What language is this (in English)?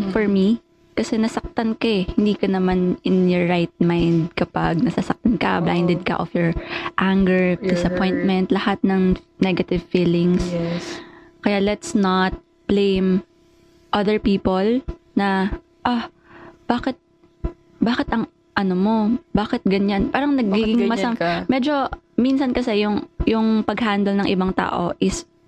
Filipino